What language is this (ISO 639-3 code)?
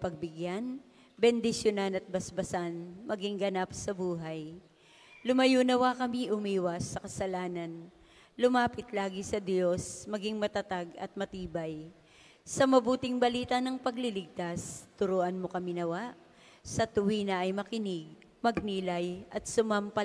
fil